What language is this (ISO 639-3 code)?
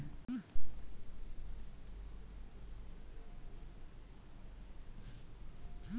kan